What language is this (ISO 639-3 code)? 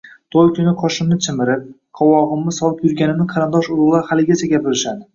uzb